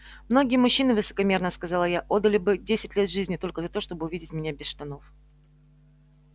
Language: Russian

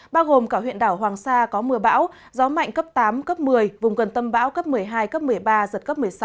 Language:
Vietnamese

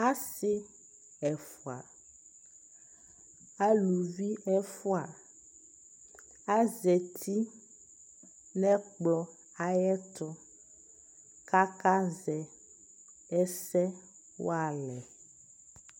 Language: Ikposo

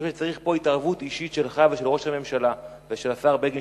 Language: Hebrew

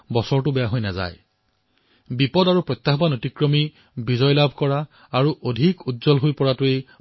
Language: Assamese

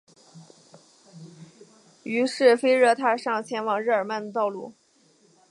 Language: Chinese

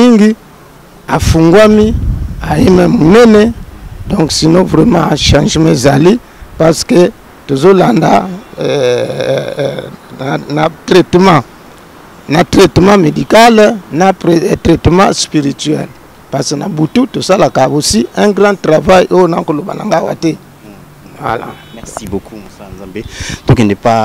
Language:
French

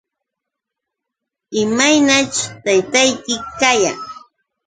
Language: Yauyos Quechua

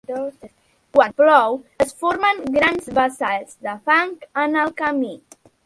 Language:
Catalan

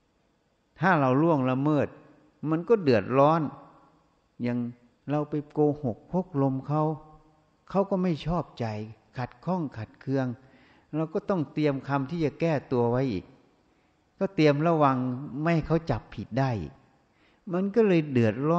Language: Thai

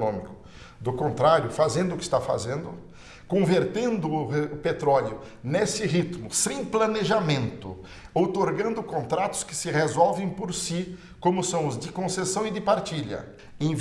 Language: Portuguese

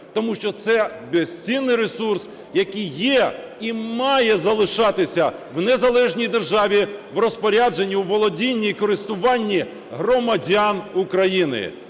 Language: Ukrainian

